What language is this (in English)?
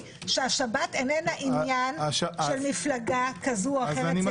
Hebrew